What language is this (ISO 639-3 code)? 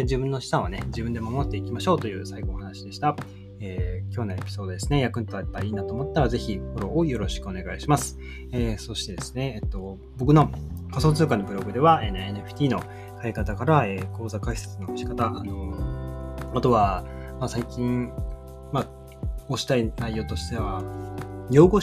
jpn